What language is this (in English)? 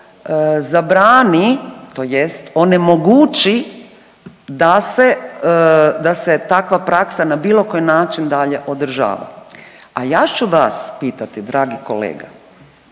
Croatian